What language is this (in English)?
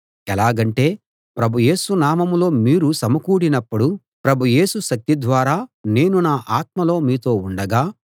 Telugu